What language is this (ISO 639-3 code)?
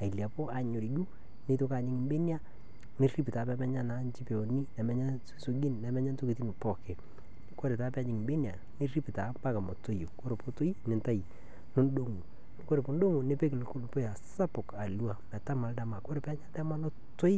mas